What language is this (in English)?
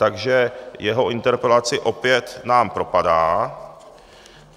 Czech